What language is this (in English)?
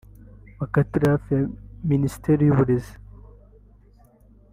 Kinyarwanda